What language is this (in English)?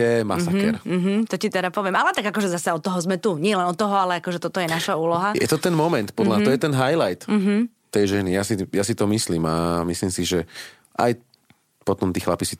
Slovak